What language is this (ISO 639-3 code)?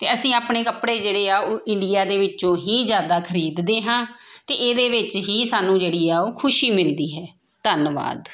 pan